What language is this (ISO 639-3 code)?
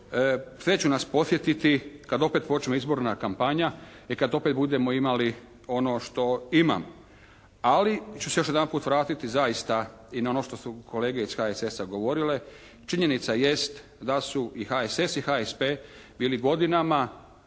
hrv